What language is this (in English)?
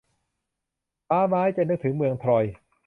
Thai